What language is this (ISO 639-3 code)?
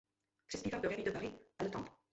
ces